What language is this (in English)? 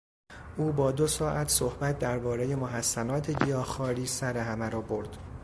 Persian